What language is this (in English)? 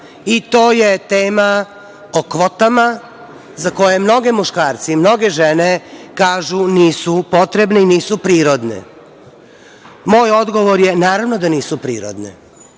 Serbian